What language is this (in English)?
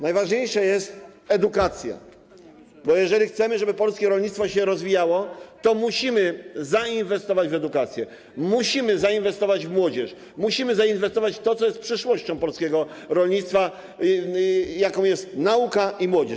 Polish